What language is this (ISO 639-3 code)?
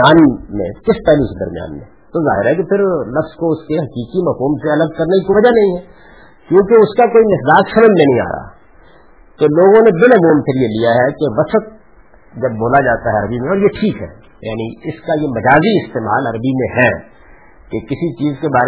urd